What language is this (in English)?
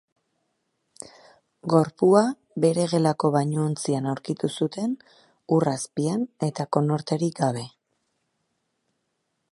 Basque